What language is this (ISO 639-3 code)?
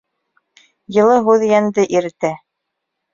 bak